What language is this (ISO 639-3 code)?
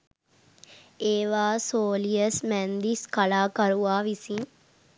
sin